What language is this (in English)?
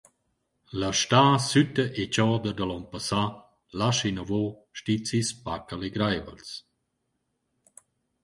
Romansh